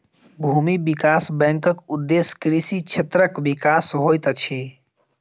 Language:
Maithili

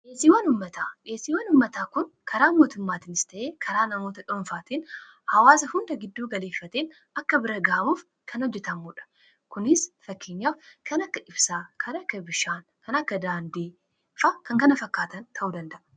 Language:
Oromo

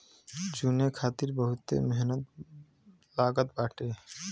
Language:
Bhojpuri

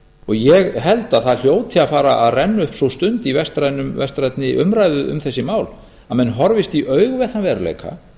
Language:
Icelandic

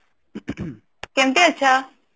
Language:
Odia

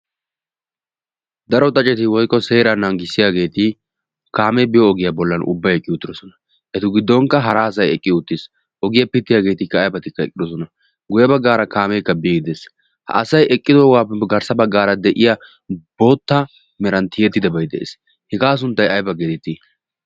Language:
Wolaytta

